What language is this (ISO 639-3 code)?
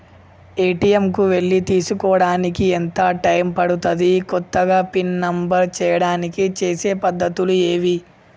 tel